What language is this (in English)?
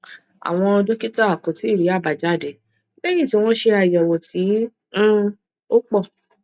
Yoruba